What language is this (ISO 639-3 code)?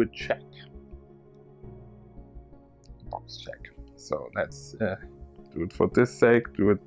eng